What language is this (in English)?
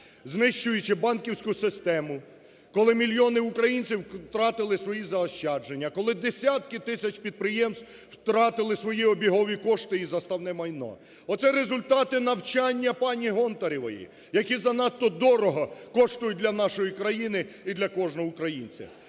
Ukrainian